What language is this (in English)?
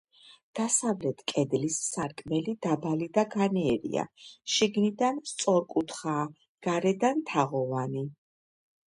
Georgian